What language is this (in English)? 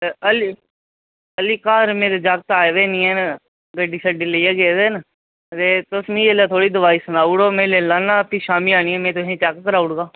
Dogri